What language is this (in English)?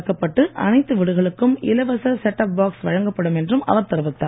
Tamil